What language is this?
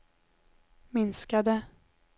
Swedish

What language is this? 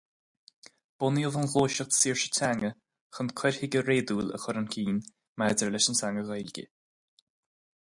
Irish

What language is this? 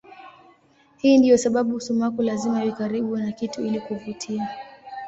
Swahili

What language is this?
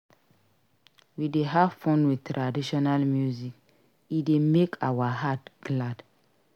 Nigerian Pidgin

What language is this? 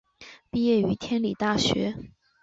Chinese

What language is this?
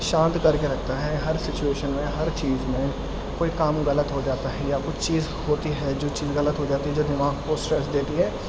Urdu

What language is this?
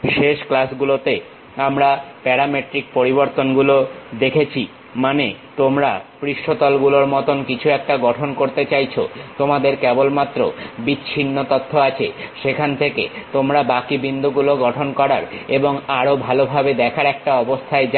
Bangla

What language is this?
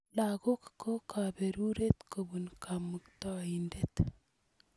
Kalenjin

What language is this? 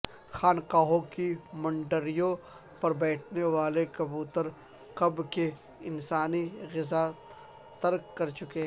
Urdu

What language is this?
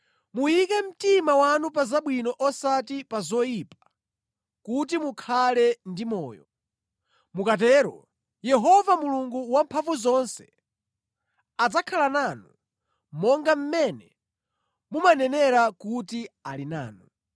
Nyanja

